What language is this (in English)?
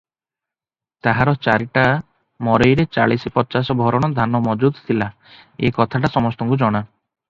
Odia